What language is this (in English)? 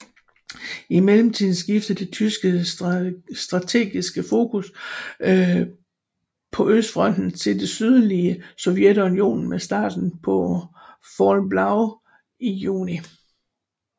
Danish